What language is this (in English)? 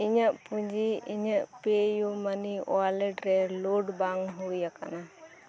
Santali